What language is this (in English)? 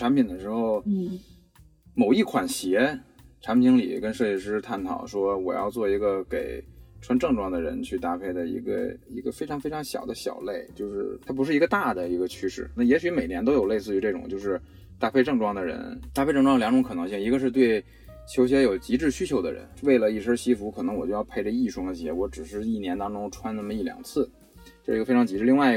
Chinese